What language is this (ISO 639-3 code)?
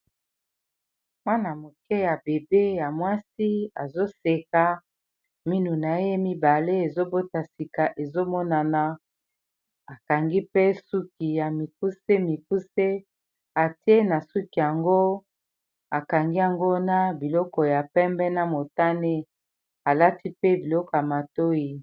lin